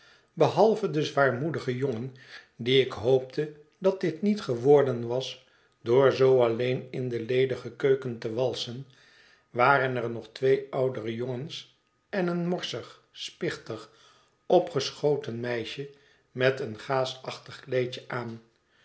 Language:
Dutch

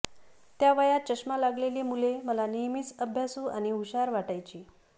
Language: Marathi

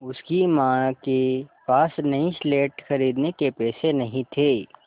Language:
Hindi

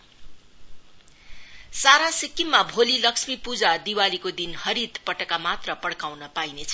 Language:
Nepali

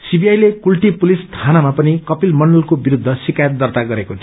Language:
Nepali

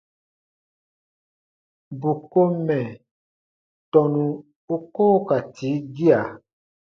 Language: Baatonum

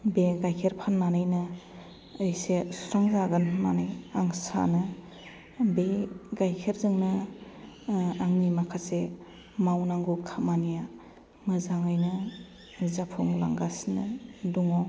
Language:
Bodo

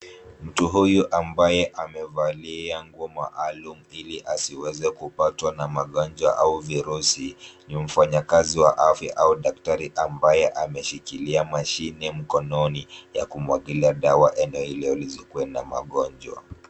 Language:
Swahili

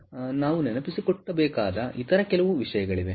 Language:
Kannada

